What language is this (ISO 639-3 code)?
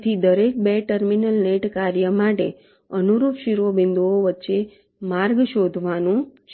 guj